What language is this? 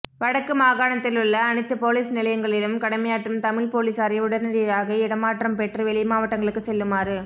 Tamil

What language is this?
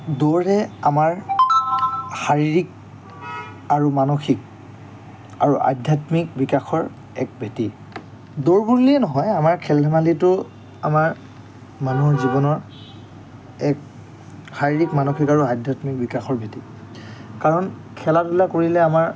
Assamese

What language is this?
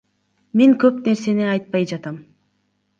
Kyrgyz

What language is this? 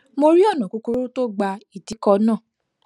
Yoruba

